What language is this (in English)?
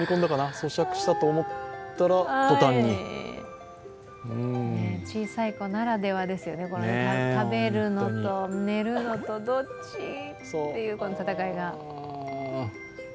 Japanese